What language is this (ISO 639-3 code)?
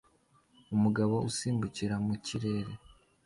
kin